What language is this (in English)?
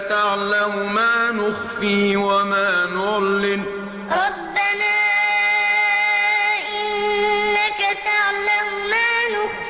Arabic